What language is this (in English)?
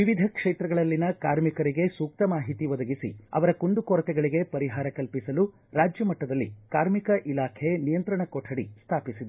Kannada